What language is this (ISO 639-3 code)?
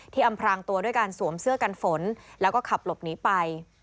tha